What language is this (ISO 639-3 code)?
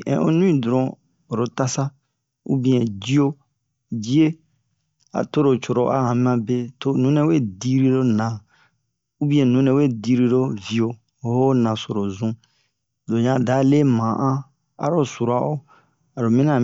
bmq